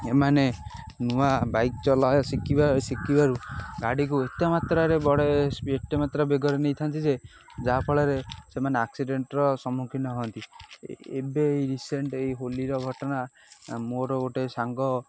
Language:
Odia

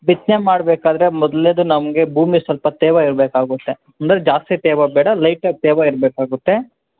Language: Kannada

